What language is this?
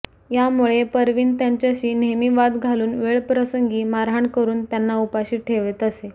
Marathi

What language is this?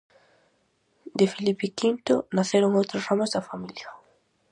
Galician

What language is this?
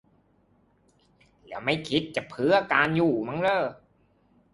Thai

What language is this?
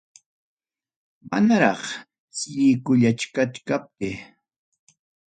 Ayacucho Quechua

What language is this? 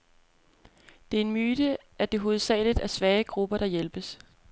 Danish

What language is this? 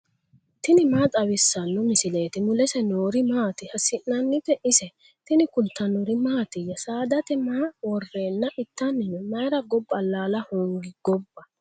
Sidamo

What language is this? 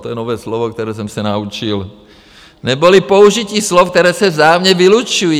Czech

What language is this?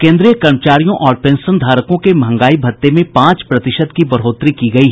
Hindi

